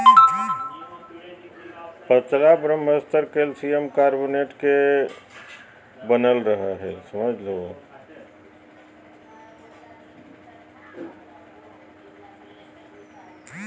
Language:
Magahi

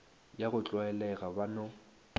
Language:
Northern Sotho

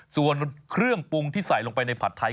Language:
Thai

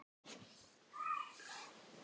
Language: Icelandic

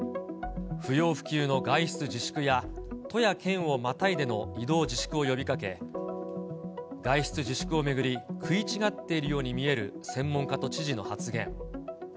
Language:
Japanese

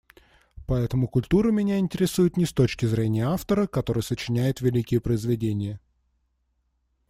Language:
Russian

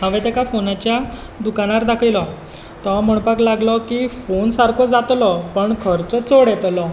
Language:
Konkani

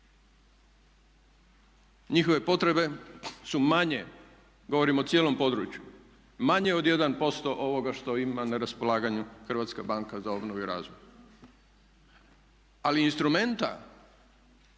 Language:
Croatian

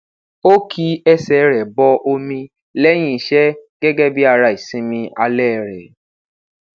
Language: Yoruba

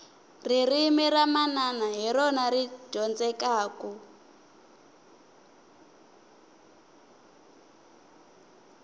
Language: Tsonga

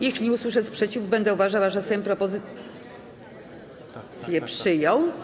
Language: Polish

